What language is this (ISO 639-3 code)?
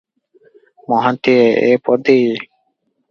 ori